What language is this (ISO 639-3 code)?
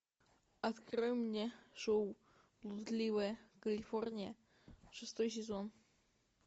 rus